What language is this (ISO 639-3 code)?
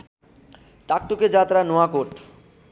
nep